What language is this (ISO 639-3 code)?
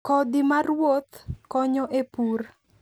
luo